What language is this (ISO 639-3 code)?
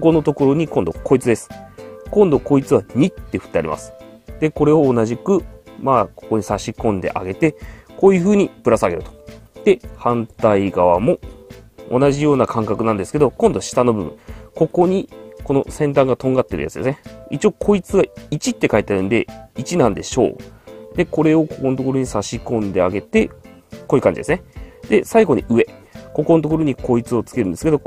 jpn